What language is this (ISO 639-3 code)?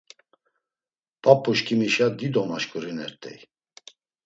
lzz